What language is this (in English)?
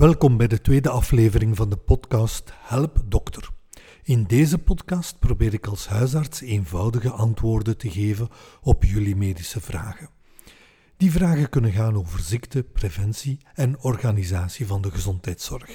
Dutch